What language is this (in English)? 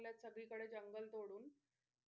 Marathi